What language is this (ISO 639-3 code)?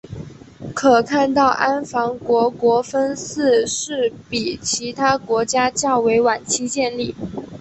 zho